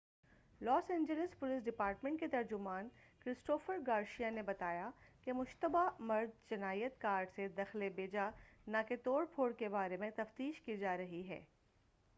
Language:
Urdu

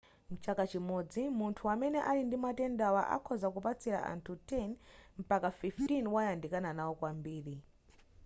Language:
Nyanja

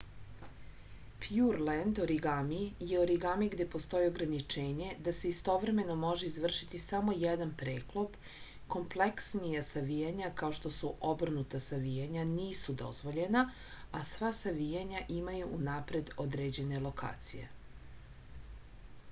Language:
Serbian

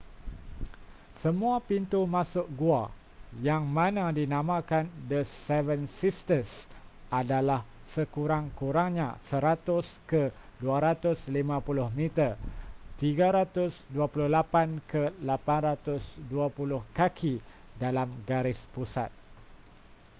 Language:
Malay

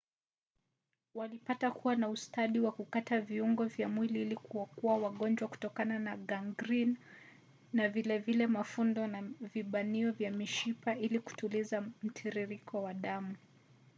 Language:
Swahili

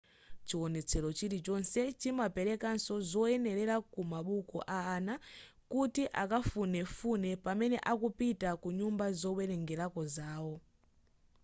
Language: Nyanja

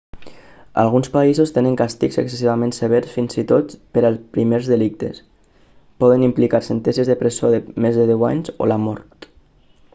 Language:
Catalan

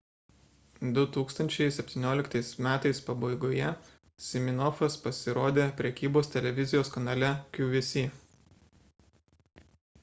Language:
Lithuanian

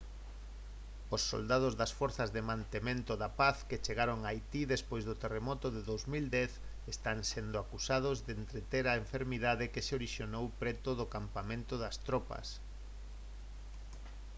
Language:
Galician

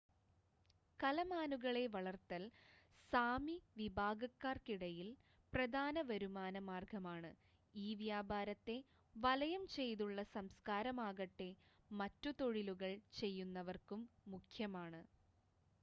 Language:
Malayalam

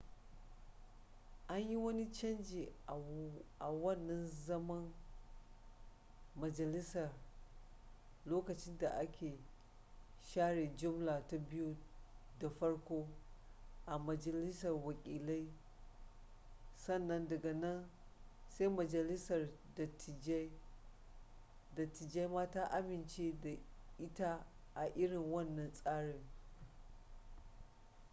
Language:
Hausa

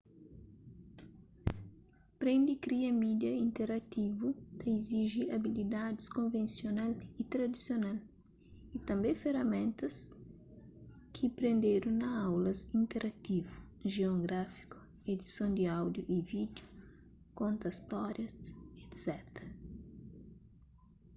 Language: Kabuverdianu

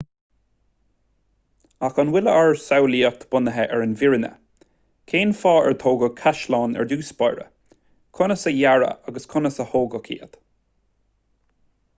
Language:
Irish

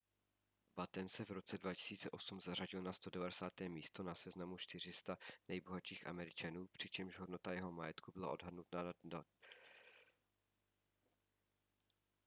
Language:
Czech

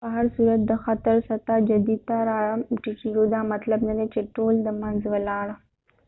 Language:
Pashto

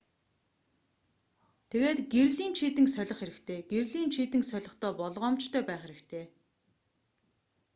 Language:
Mongolian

